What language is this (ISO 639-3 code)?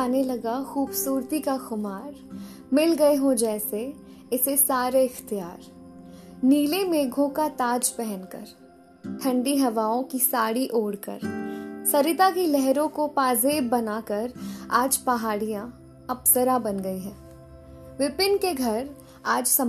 hin